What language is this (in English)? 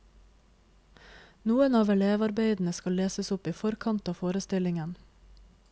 Norwegian